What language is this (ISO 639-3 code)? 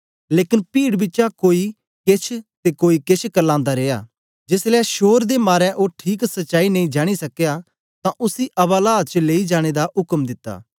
doi